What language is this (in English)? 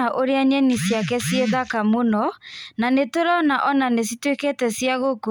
Kikuyu